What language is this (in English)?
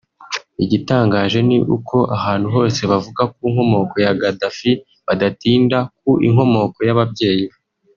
Kinyarwanda